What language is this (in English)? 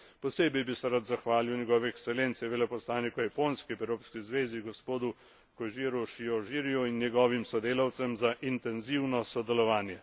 Slovenian